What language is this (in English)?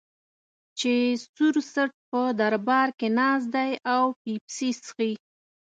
Pashto